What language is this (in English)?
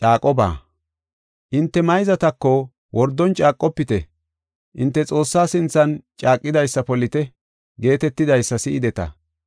Gofa